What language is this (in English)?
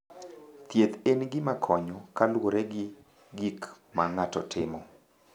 Luo (Kenya and Tanzania)